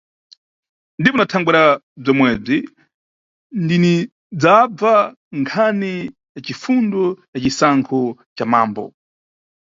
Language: Nyungwe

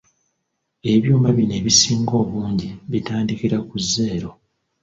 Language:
Ganda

